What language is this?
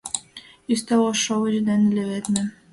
Mari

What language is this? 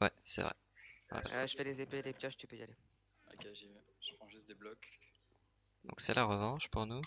French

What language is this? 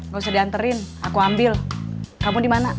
Indonesian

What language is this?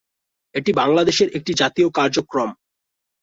Bangla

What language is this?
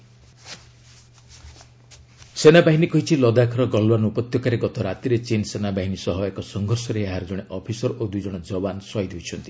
Odia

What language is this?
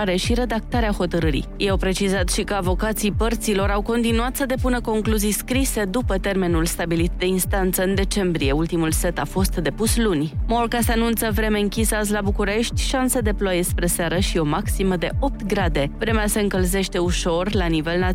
Romanian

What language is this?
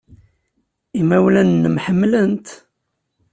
Kabyle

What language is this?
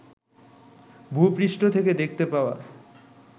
Bangla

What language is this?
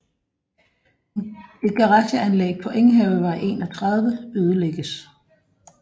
Danish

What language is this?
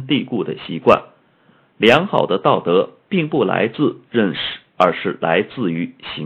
Chinese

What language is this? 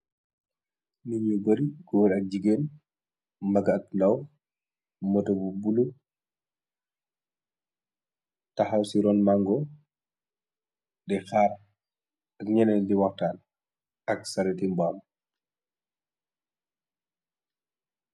Wolof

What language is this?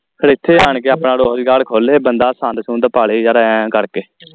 Punjabi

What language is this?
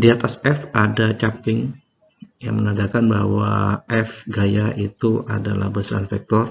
Indonesian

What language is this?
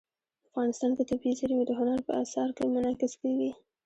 Pashto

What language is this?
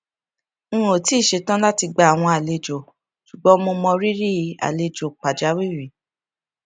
Yoruba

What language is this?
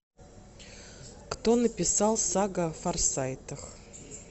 Russian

